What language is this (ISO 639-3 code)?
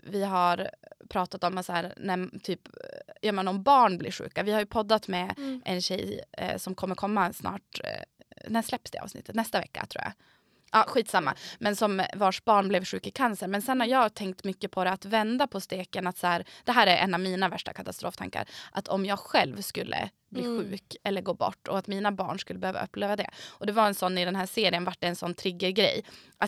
swe